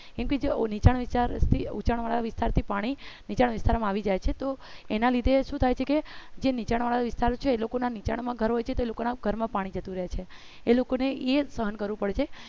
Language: Gujarati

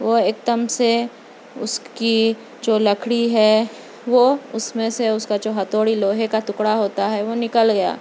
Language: Urdu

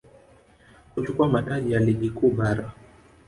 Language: Swahili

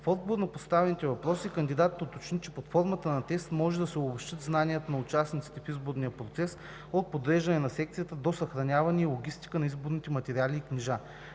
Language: Bulgarian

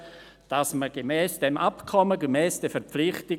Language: Swiss German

